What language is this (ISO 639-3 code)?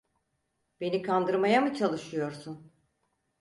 tur